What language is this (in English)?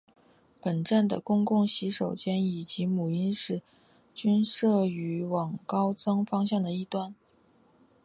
Chinese